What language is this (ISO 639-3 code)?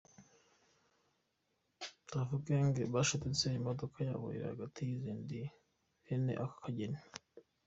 kin